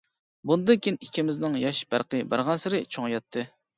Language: Uyghur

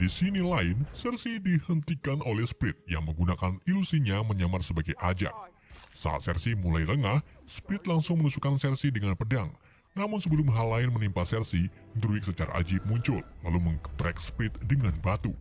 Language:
Indonesian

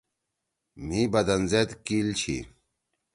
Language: Torwali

